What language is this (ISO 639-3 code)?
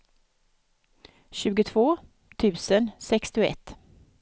swe